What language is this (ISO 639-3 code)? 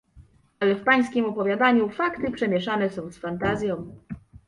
pol